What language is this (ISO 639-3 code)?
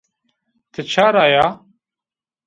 zza